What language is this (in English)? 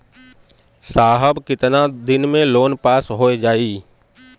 Bhojpuri